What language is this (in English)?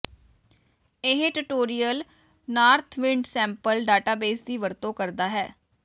Punjabi